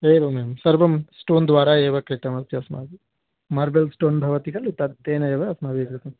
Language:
Sanskrit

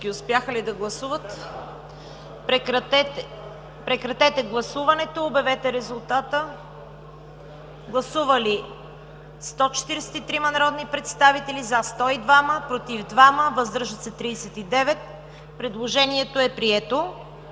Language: Bulgarian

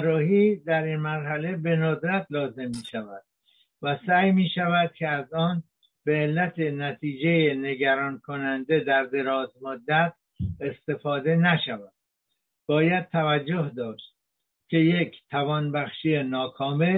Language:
Persian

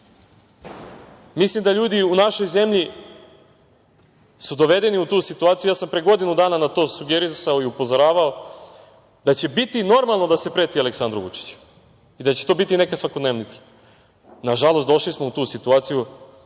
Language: Serbian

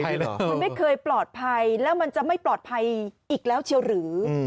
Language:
Thai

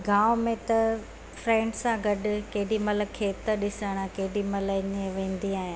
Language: Sindhi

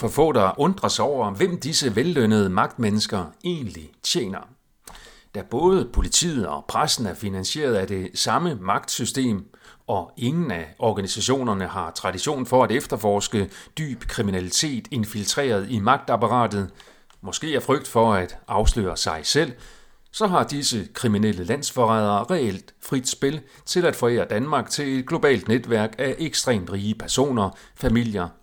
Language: Danish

